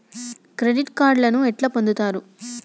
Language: Telugu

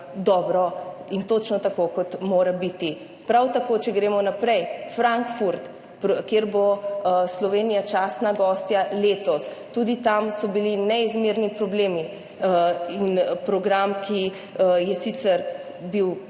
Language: Slovenian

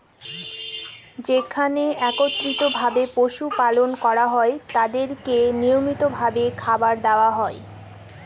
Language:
Bangla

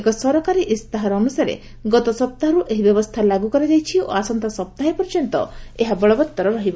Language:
Odia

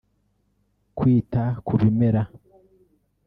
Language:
Kinyarwanda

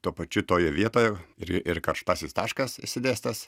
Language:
Lithuanian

